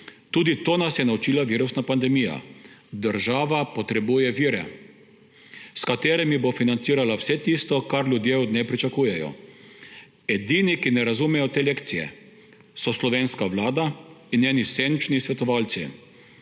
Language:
Slovenian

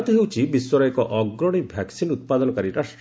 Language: Odia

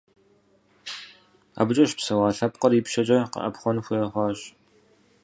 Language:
Kabardian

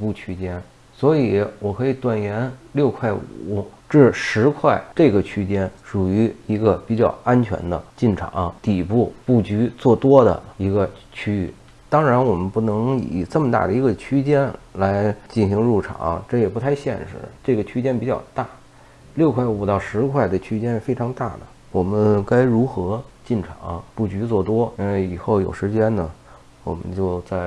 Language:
Chinese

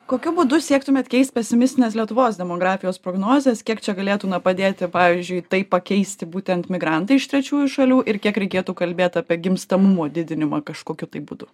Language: Lithuanian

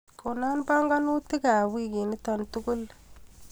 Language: Kalenjin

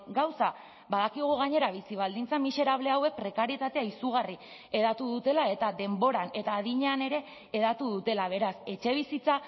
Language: Basque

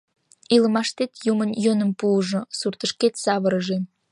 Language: Mari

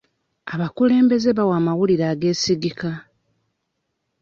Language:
Ganda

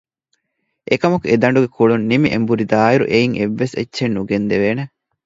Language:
Divehi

